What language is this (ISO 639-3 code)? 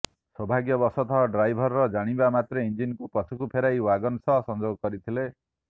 ori